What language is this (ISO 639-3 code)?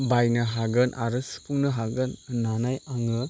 brx